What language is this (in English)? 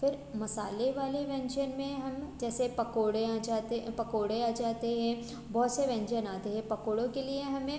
Hindi